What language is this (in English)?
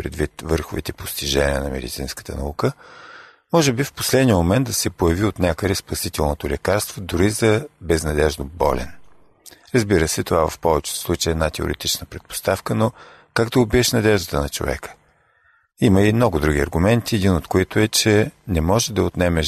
Bulgarian